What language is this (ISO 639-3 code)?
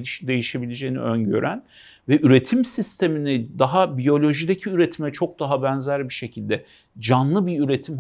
tur